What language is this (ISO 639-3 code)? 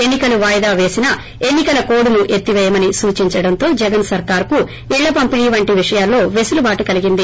tel